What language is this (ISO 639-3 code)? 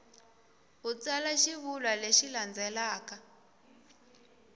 tso